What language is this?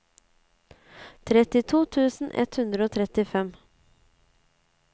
Norwegian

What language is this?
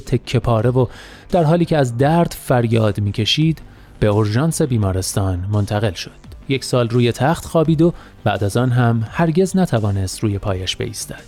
Persian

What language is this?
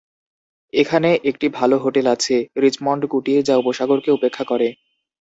Bangla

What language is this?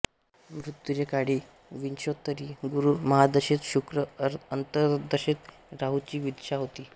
Marathi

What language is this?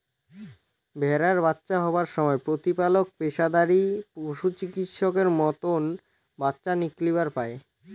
Bangla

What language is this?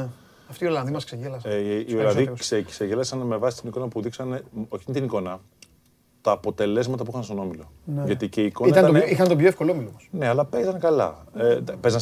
Greek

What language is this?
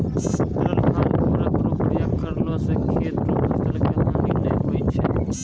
Maithili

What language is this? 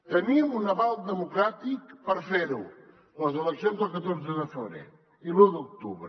Catalan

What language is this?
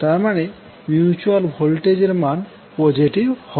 Bangla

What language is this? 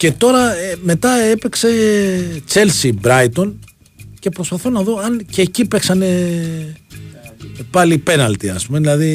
Greek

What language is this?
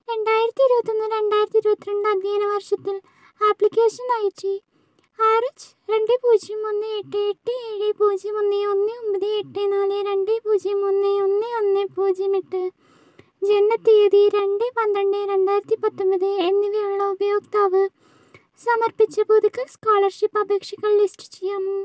Malayalam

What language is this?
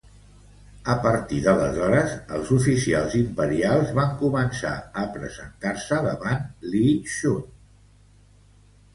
Catalan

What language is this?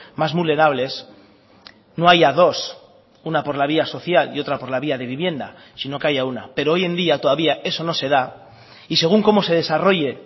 Spanish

